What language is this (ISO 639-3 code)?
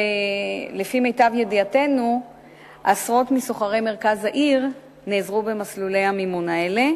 heb